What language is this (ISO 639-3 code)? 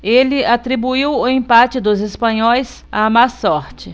por